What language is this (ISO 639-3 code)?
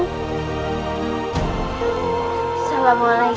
ind